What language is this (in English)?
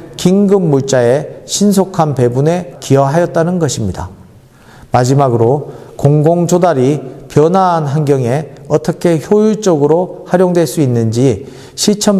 Korean